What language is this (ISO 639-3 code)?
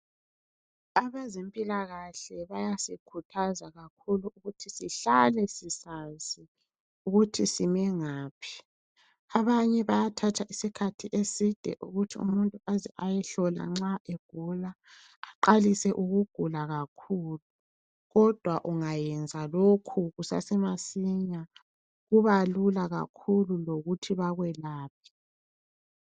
nde